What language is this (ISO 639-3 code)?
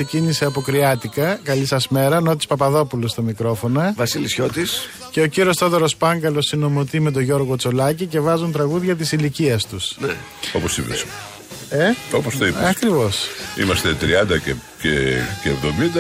ell